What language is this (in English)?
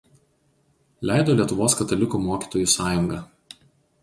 Lithuanian